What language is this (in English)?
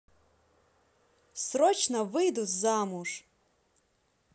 Russian